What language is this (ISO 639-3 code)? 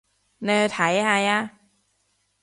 yue